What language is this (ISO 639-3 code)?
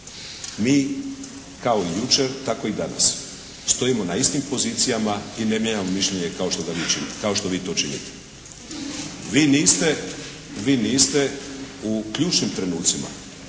hrv